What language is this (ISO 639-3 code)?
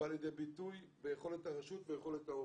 heb